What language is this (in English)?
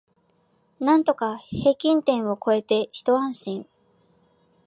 Japanese